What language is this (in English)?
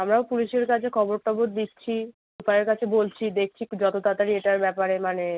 Bangla